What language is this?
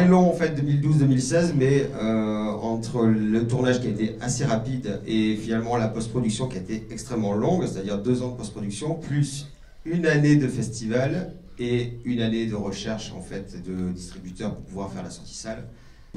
French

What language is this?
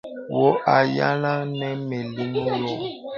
Bebele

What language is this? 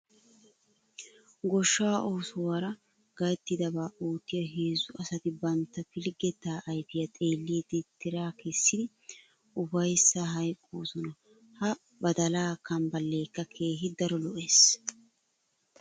Wolaytta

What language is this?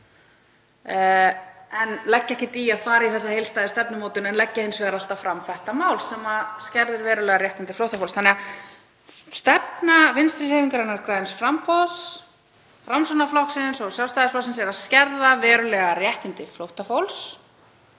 Icelandic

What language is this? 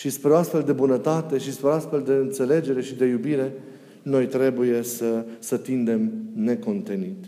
Romanian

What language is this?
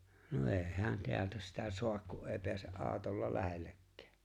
Finnish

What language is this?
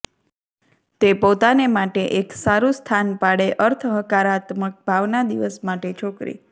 Gujarati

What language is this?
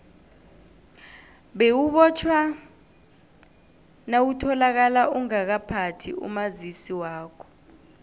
South Ndebele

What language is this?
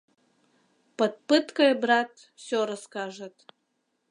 Mari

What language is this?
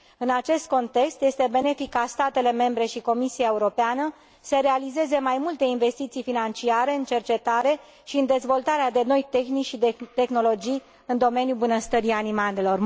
Romanian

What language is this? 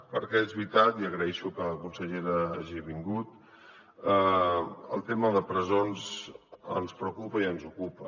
Catalan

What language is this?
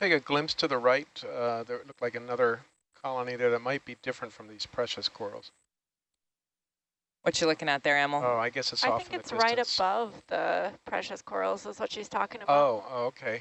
English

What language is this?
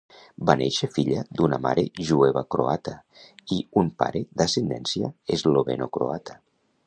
Catalan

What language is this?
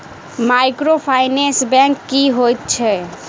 Maithili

